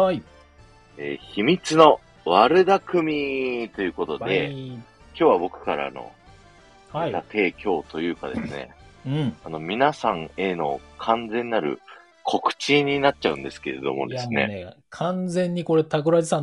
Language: Japanese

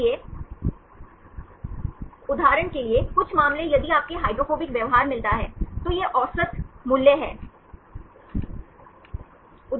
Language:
Hindi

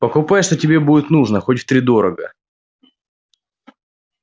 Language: Russian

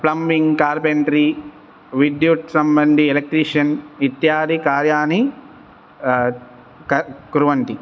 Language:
Sanskrit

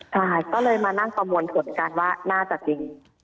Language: Thai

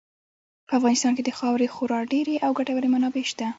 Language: Pashto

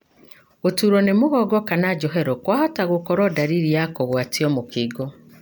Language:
Kikuyu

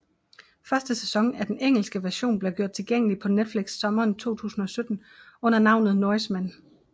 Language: Danish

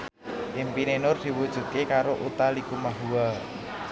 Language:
Javanese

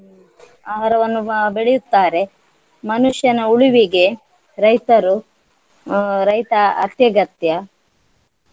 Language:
Kannada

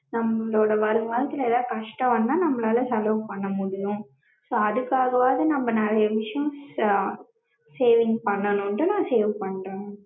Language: Tamil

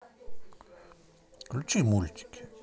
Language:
Russian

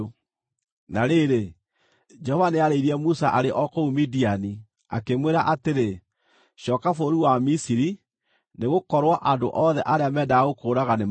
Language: Kikuyu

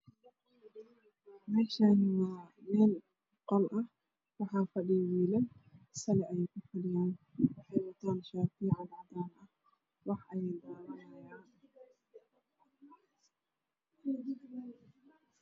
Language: Somali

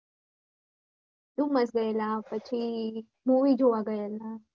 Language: Gujarati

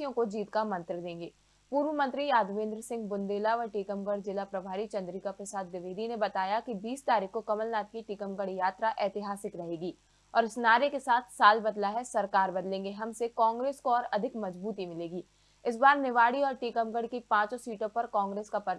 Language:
Hindi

